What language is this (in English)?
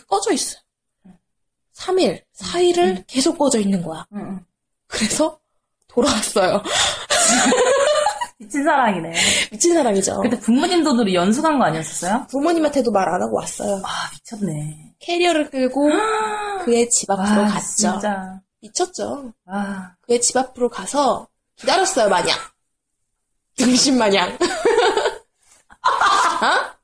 Korean